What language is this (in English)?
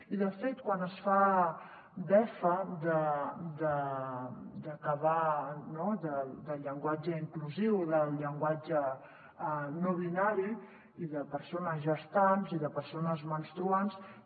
Catalan